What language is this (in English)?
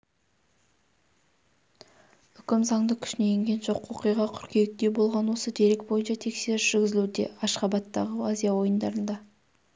Kazakh